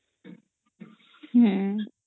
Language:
Odia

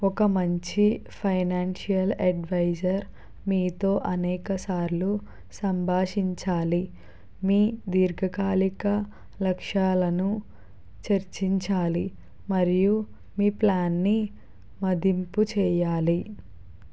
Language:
Telugu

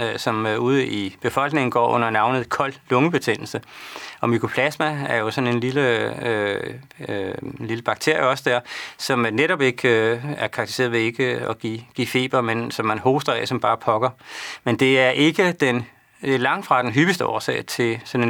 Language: Danish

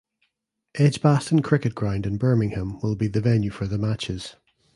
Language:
English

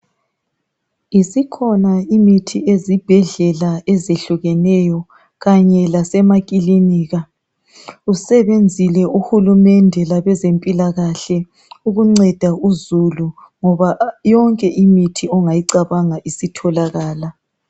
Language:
North Ndebele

